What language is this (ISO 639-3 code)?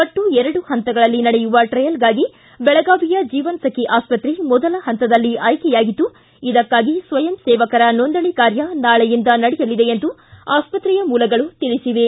kan